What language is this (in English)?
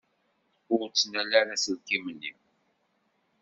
Kabyle